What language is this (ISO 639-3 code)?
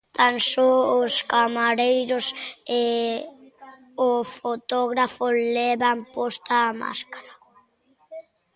glg